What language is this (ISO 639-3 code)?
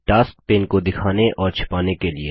hin